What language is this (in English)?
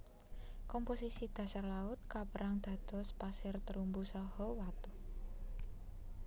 Javanese